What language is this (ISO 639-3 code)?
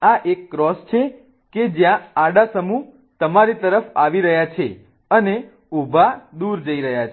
guj